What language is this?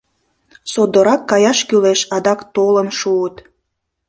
Mari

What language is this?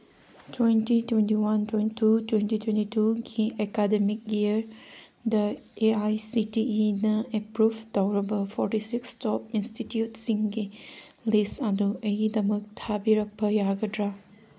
Manipuri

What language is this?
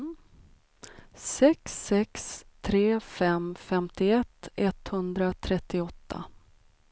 Swedish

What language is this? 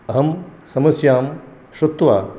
Sanskrit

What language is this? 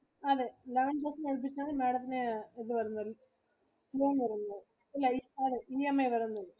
Malayalam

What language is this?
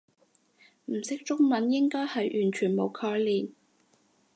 Cantonese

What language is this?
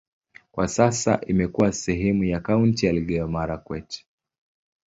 Swahili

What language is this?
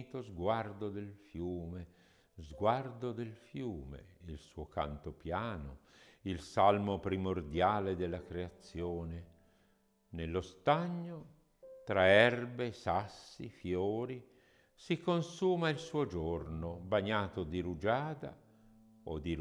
Italian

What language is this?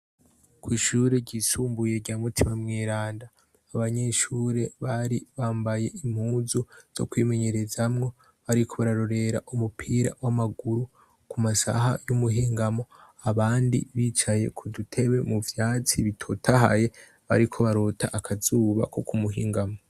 Rundi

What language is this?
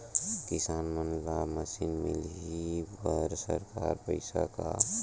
Chhattisgarhi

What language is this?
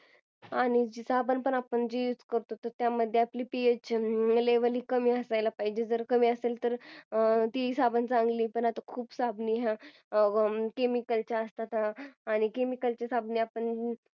Marathi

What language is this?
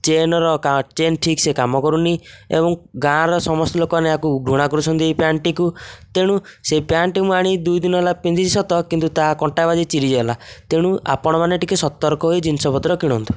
Odia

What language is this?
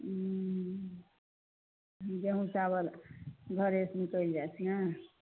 Maithili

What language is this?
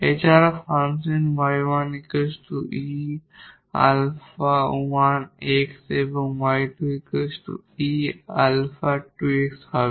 Bangla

